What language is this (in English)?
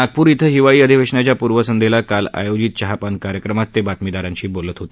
Marathi